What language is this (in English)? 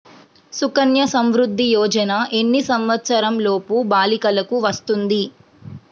Telugu